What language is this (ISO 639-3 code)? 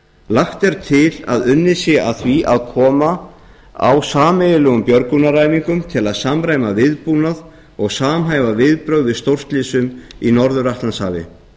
isl